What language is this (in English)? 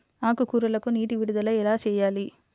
Telugu